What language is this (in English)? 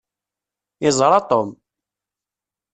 Kabyle